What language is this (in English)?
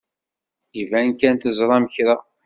Kabyle